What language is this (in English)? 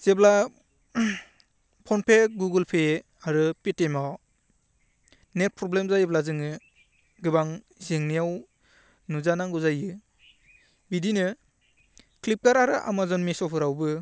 Bodo